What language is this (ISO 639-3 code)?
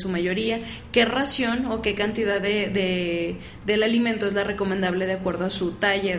spa